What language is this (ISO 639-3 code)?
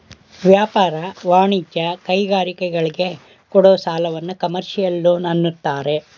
kan